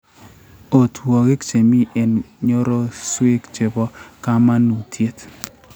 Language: Kalenjin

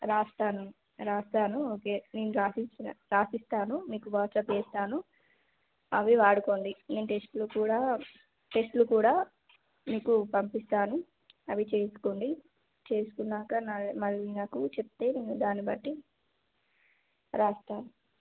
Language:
Telugu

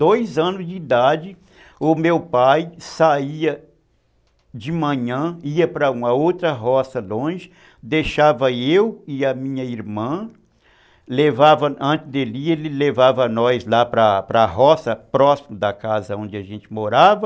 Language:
Portuguese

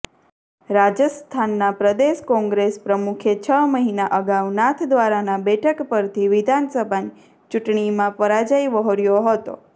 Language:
Gujarati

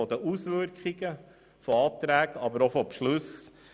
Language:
Swiss German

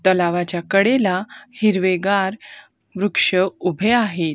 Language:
Marathi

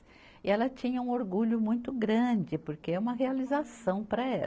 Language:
Portuguese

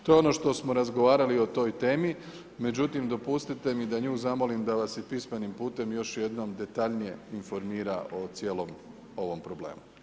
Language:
Croatian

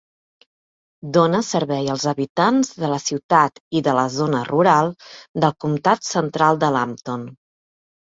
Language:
Catalan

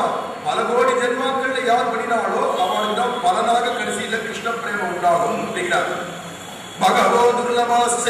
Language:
Arabic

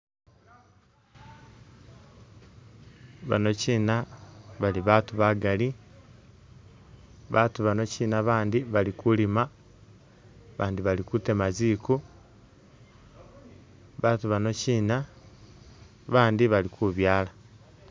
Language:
Masaaba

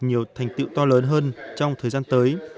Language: Vietnamese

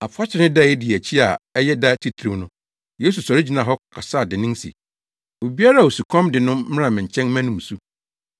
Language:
Akan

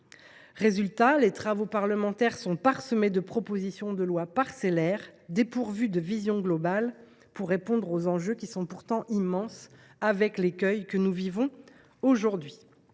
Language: French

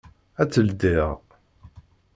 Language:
Kabyle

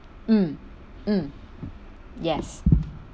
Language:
English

